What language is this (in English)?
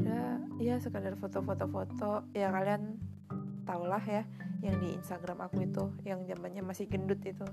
Indonesian